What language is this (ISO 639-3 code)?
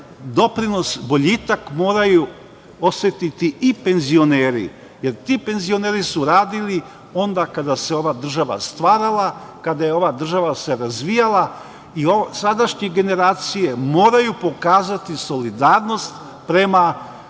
srp